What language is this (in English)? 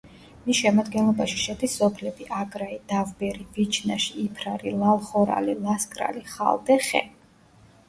Georgian